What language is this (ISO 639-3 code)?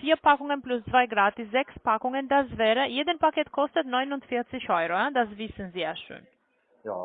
deu